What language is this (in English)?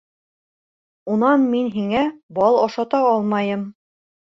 Bashkir